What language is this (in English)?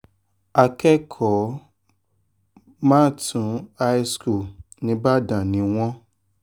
Yoruba